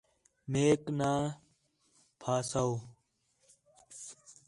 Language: Khetrani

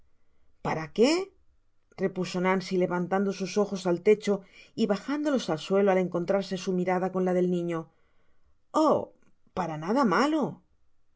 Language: Spanish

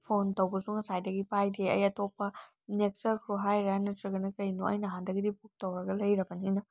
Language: Manipuri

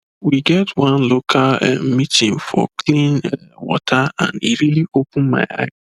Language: Nigerian Pidgin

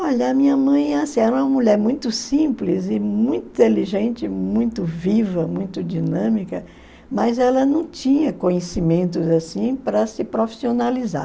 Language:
Portuguese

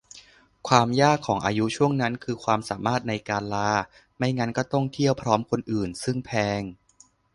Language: Thai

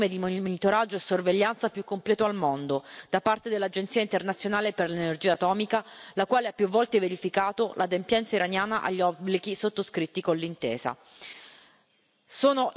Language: Italian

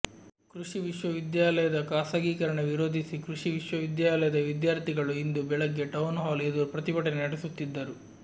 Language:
Kannada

